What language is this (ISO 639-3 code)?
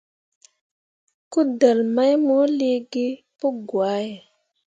mua